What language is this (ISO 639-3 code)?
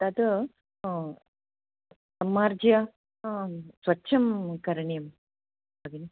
san